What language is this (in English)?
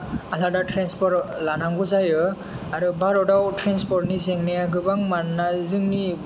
Bodo